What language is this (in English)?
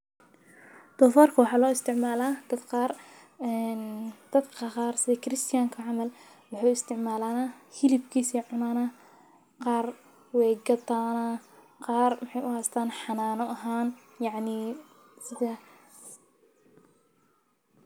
Somali